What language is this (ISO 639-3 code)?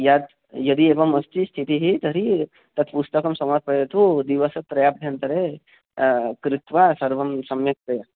san